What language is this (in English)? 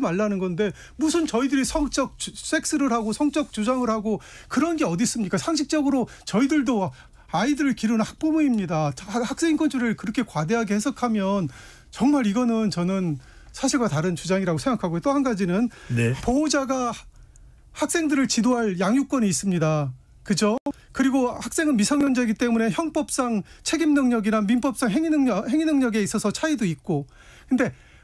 Korean